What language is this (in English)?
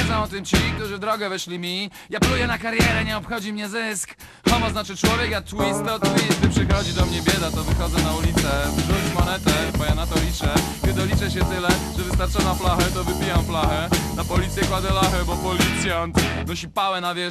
Polish